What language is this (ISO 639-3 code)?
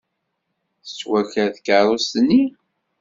kab